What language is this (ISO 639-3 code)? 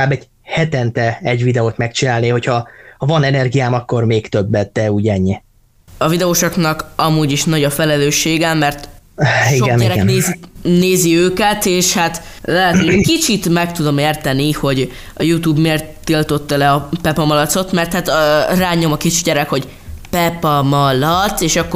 hun